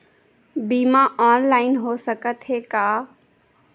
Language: Chhattisgarhi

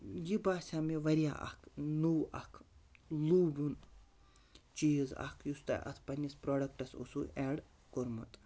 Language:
Kashmiri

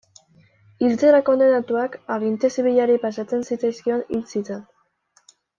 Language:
Basque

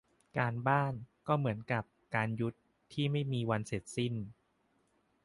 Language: Thai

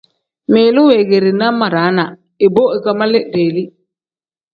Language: Tem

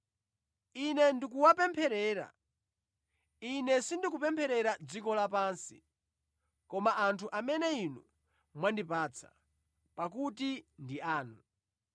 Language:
Nyanja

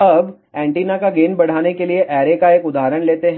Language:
Hindi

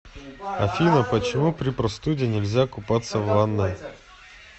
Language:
Russian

